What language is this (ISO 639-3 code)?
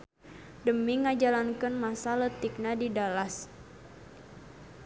sun